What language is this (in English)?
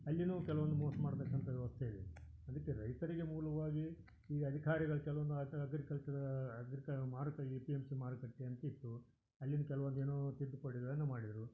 Kannada